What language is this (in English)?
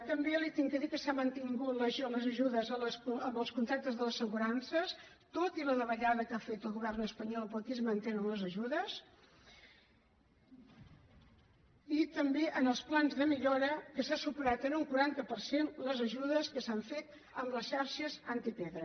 Catalan